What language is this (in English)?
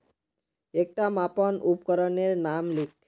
Magahi